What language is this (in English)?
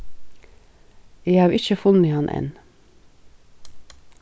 Faroese